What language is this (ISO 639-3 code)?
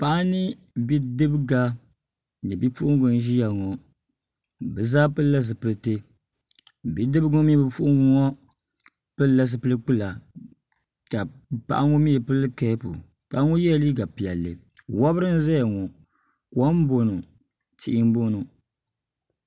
dag